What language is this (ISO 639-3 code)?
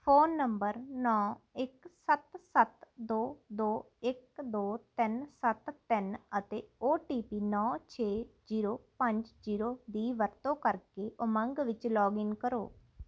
pan